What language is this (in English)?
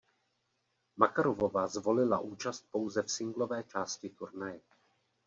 Czech